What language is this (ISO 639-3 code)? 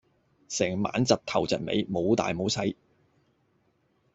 yue